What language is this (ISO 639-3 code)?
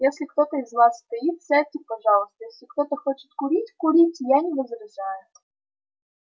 rus